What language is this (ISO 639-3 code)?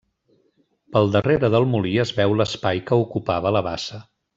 cat